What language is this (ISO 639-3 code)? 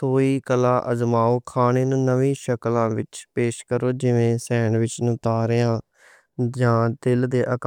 lah